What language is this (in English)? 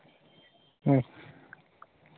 Santali